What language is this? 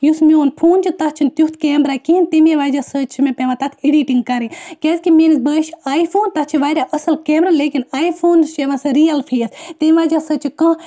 Kashmiri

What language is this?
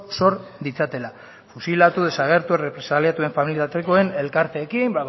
Basque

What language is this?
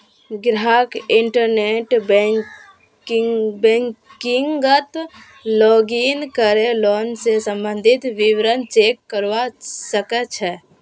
Magahi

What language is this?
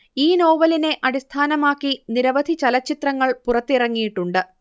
Malayalam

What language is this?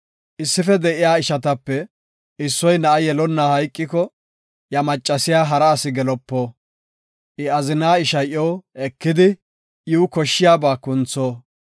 Gofa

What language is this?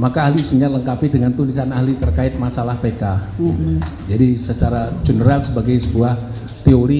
Indonesian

